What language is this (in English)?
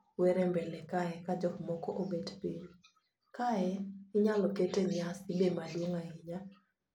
Luo (Kenya and Tanzania)